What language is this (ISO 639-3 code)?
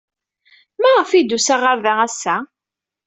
kab